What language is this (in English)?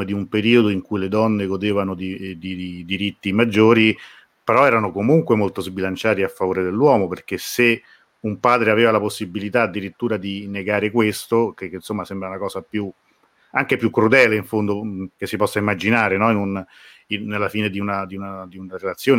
Italian